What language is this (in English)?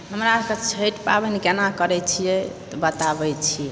Maithili